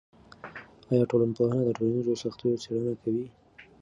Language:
Pashto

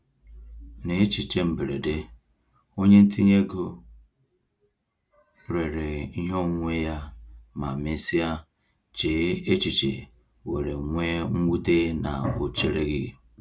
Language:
Igbo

